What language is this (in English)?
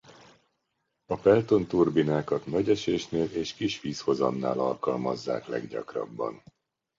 Hungarian